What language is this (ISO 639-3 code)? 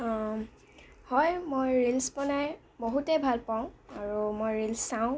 asm